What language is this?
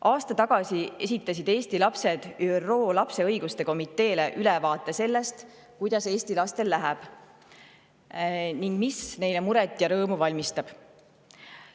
Estonian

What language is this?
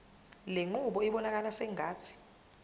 Zulu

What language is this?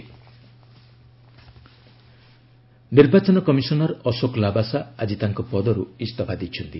Odia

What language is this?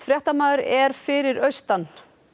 Icelandic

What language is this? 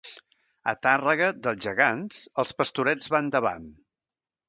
Catalan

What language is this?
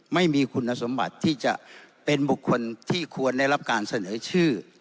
Thai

